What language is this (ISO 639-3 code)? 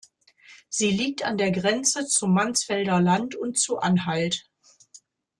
deu